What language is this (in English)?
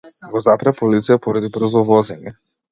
Macedonian